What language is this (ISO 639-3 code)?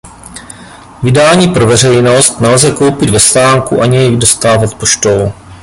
ces